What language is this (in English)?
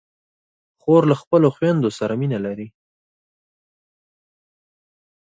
Pashto